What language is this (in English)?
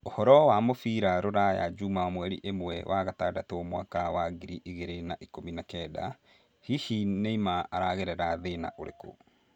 Kikuyu